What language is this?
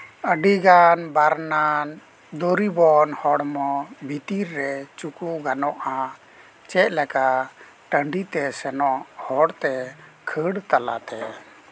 Santali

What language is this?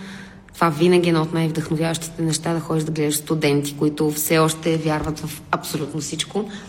Bulgarian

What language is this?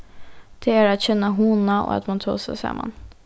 Faroese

